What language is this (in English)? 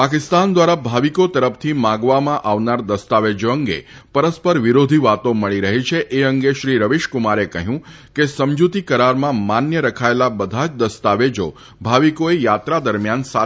Gujarati